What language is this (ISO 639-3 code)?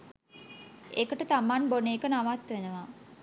sin